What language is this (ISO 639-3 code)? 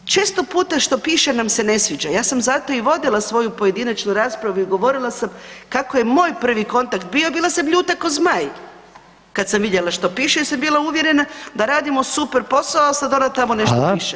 hrv